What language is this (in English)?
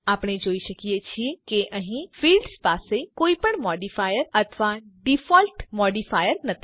Gujarati